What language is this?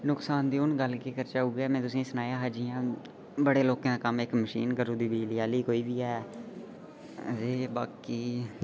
Dogri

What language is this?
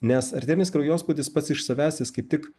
Lithuanian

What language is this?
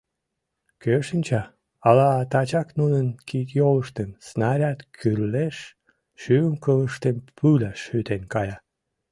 Mari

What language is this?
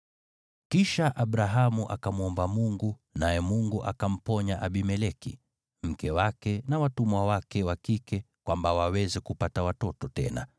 Swahili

